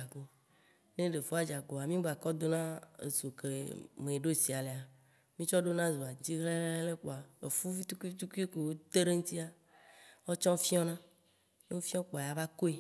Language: Waci Gbe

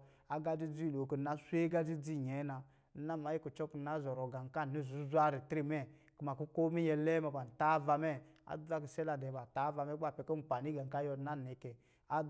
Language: Lijili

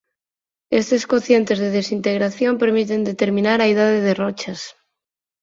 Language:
Galician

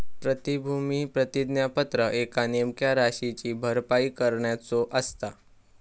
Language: Marathi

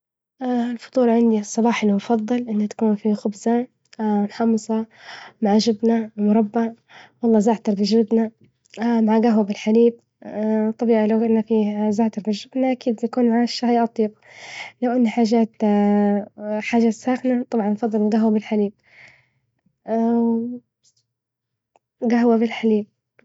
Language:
Libyan Arabic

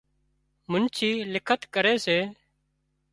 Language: Wadiyara Koli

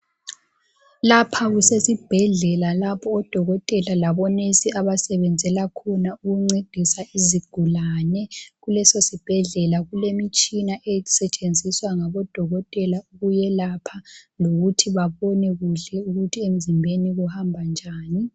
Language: North Ndebele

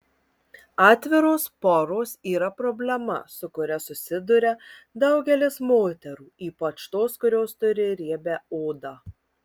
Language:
Lithuanian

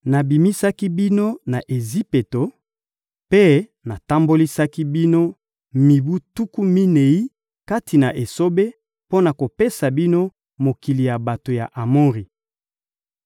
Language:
Lingala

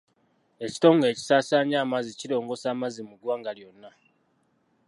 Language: Ganda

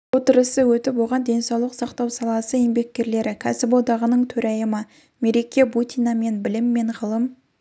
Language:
Kazakh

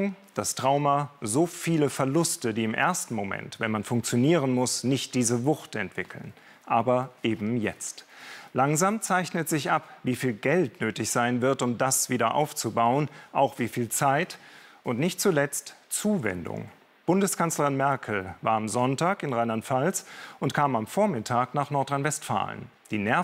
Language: German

